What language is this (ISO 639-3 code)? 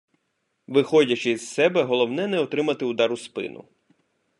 ukr